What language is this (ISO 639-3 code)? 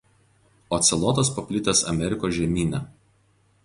lit